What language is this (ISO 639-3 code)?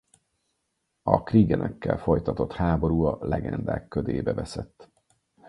hun